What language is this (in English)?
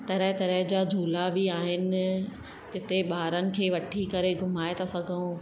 Sindhi